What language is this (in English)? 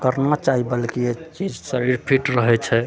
Maithili